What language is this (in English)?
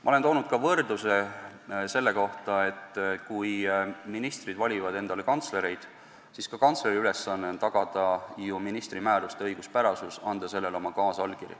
Estonian